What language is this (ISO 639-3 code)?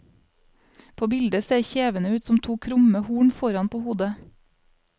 nor